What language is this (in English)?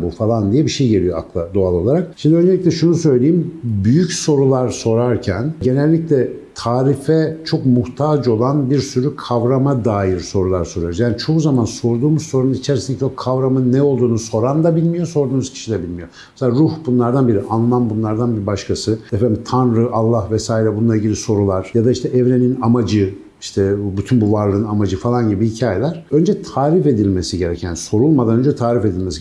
Turkish